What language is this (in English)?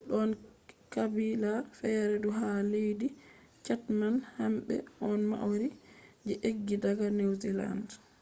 Fula